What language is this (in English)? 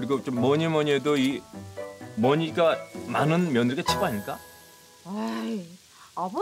Korean